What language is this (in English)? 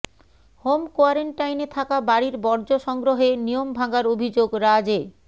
Bangla